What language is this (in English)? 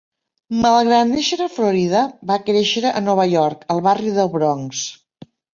Catalan